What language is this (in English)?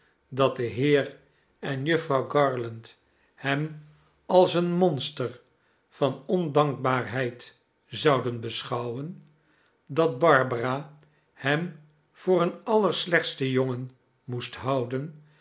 Dutch